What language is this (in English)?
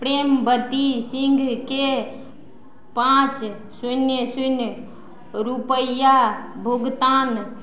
Maithili